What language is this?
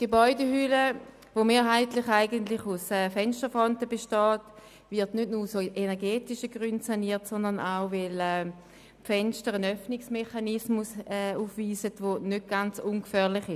Swiss German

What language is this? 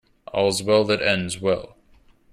English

